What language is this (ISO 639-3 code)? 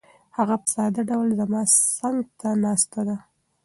pus